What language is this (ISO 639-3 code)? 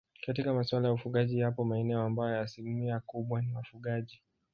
swa